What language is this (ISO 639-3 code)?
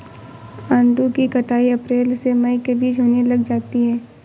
hin